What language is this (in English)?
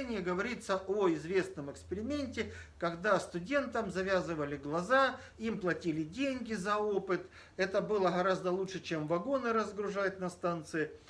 Russian